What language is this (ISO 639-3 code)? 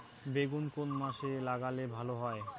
ben